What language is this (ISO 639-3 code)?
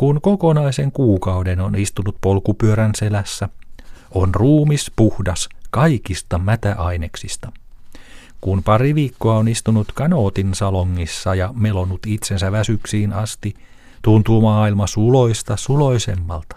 fin